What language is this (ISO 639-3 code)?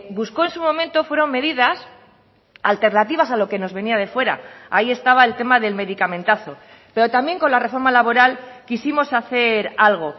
spa